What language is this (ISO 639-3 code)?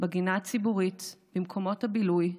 heb